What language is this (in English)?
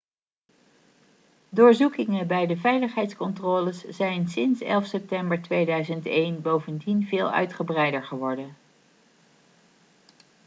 Dutch